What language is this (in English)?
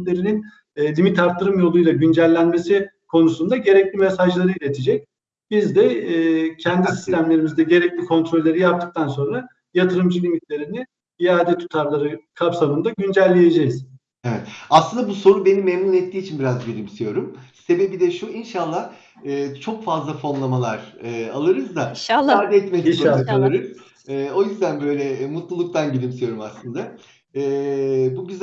Turkish